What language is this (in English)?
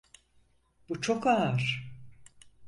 Turkish